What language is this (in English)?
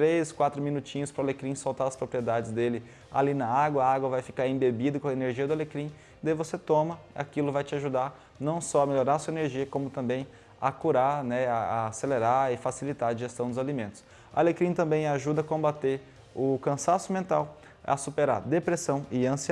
Portuguese